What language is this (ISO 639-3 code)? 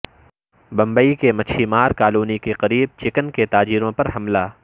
urd